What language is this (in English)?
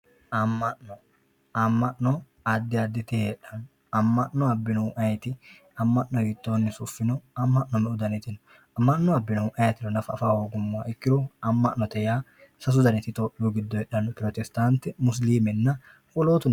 Sidamo